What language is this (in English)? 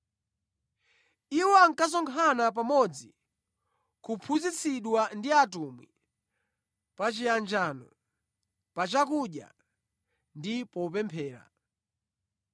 Nyanja